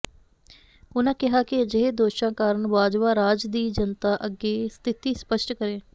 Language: Punjabi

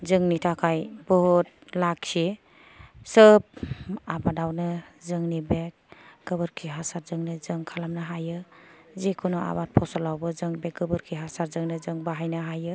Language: Bodo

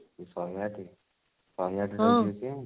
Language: Odia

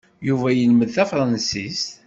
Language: Kabyle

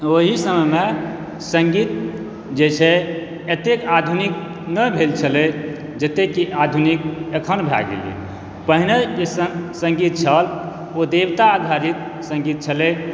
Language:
Maithili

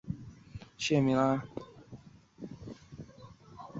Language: Chinese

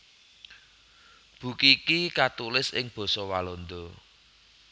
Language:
Javanese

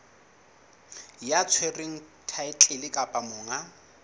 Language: Southern Sotho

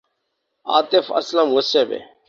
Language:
Urdu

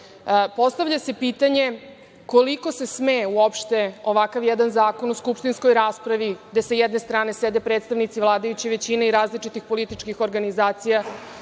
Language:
Serbian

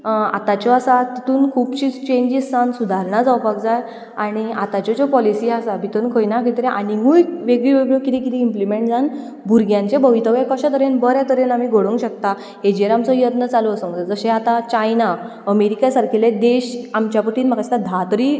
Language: Konkani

